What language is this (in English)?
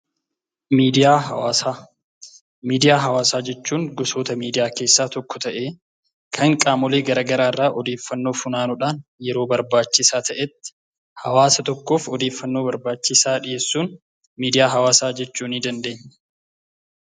Oromo